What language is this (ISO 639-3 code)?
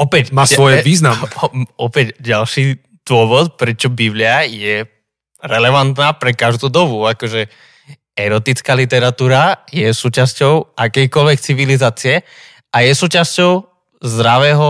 slk